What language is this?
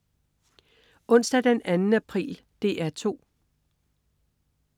Danish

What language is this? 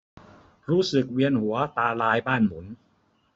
Thai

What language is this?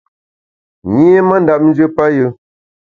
Bamun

